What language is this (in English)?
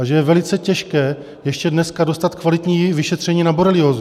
Czech